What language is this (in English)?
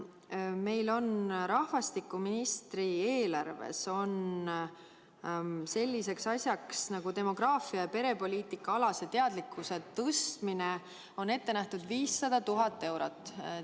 Estonian